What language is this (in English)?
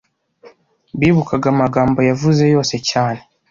Kinyarwanda